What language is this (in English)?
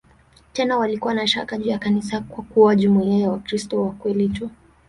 Swahili